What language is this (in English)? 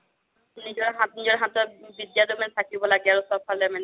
Assamese